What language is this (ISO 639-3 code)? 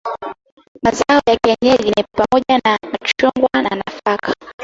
swa